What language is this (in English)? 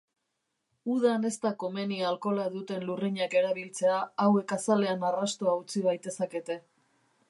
Basque